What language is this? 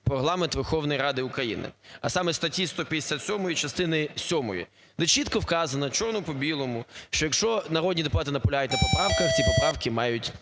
Ukrainian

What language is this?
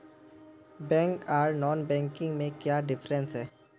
Magahi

